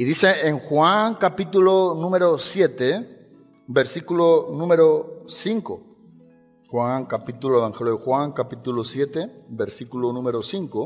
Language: Spanish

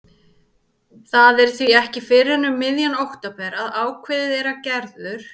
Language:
Icelandic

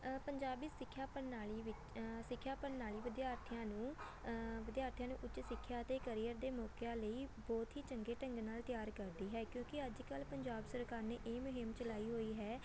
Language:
Punjabi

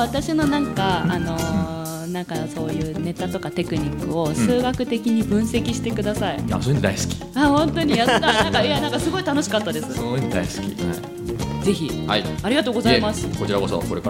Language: Japanese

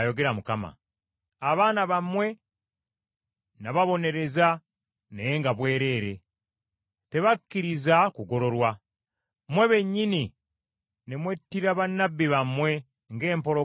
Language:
Ganda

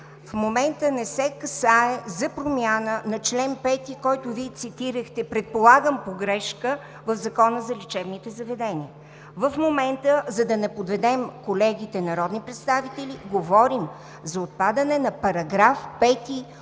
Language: Bulgarian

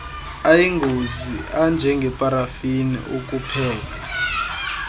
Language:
Xhosa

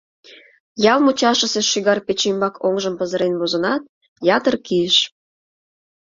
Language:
Mari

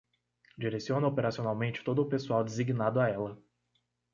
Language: Portuguese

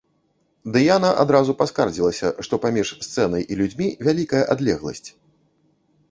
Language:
Belarusian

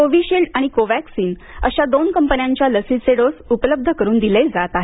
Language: Marathi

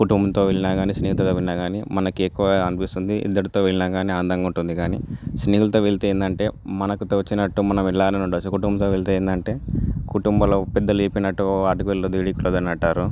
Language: Telugu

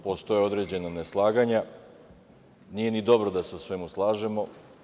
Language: Serbian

